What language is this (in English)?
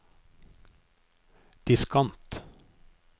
Norwegian